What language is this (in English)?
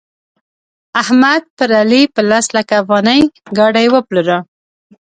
Pashto